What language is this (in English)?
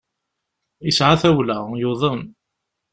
Kabyle